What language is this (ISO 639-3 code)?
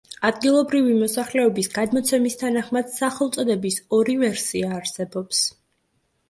kat